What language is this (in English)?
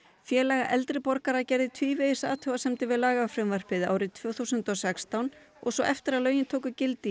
Icelandic